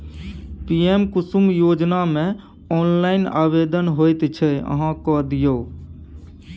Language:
Maithili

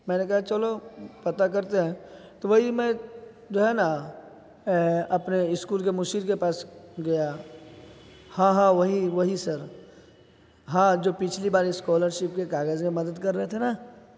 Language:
Urdu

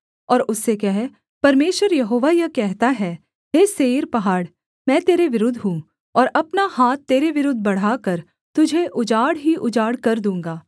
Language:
Hindi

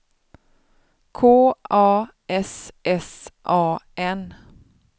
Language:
Swedish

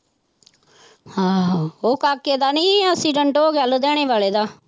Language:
Punjabi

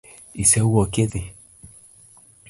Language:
Luo (Kenya and Tanzania)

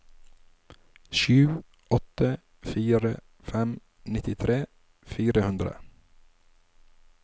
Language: Norwegian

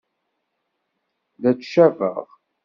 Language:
Kabyle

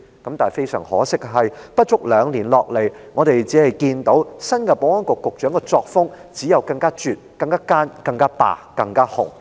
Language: Cantonese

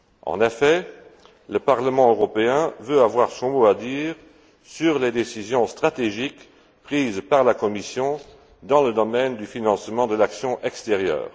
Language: French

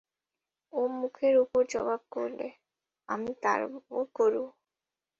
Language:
Bangla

